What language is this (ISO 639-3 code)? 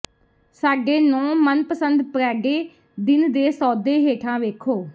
pan